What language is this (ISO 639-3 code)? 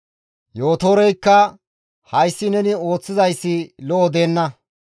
gmv